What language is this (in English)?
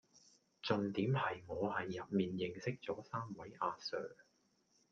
Cantonese